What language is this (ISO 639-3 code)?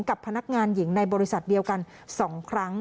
tha